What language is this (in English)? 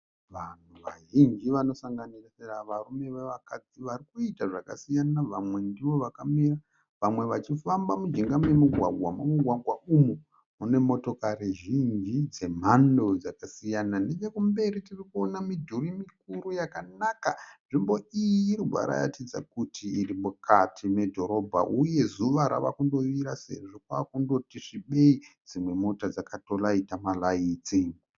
Shona